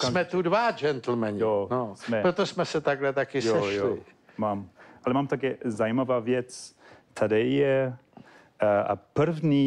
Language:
Czech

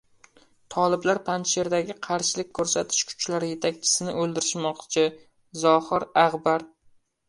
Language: Uzbek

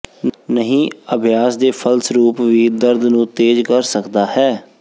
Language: Punjabi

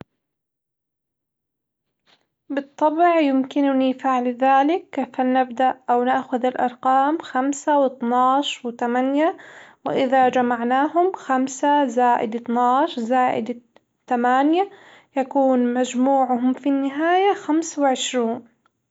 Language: Hijazi Arabic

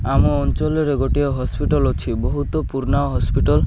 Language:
Odia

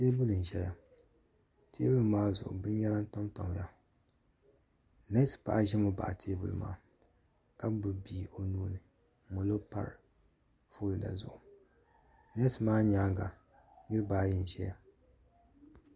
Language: Dagbani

